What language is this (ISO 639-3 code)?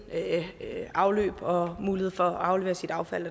dan